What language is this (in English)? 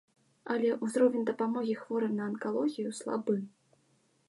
Belarusian